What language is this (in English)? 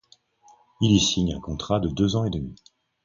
French